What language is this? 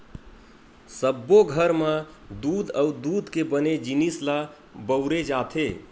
Chhattisgarhi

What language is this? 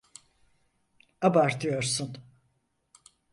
Turkish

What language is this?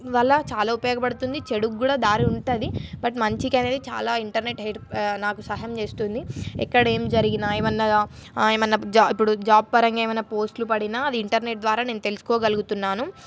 Telugu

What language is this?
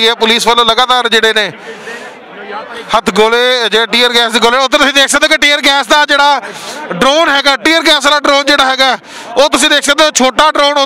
Punjabi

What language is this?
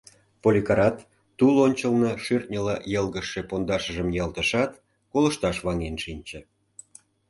Mari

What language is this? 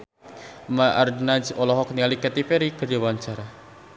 Sundanese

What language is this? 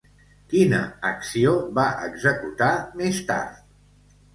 Catalan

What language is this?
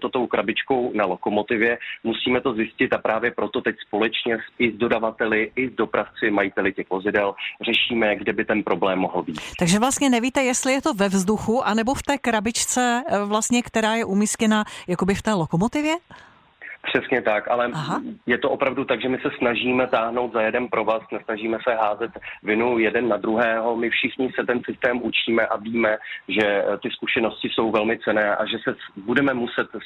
Czech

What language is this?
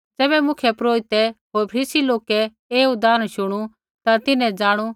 Kullu Pahari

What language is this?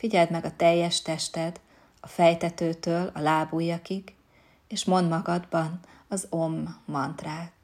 Hungarian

